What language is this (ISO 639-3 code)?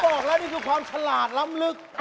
tha